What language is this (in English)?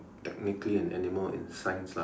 English